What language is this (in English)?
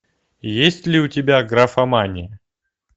Russian